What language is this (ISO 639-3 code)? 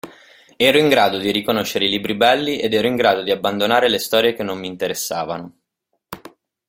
ita